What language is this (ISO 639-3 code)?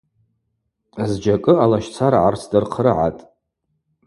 abq